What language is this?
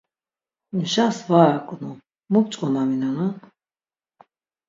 Laz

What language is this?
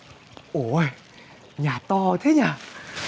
Vietnamese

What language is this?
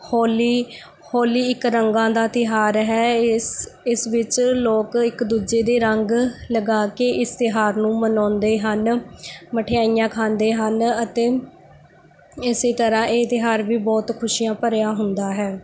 Punjabi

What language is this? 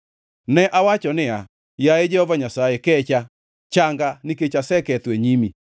Luo (Kenya and Tanzania)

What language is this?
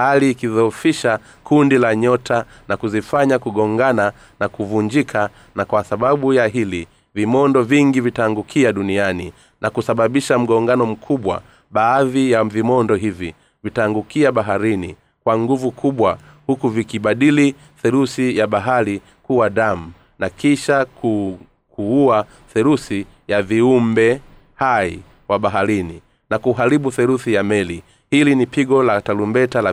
Swahili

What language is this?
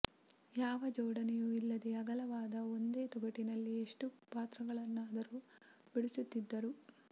Kannada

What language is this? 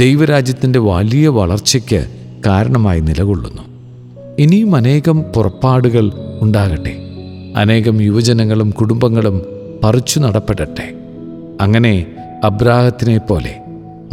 Malayalam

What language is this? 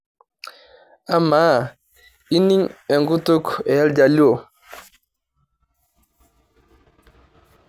Masai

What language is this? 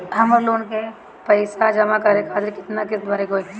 Bhojpuri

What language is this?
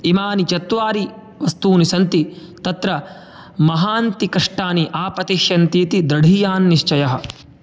Sanskrit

